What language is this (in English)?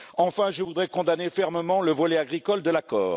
French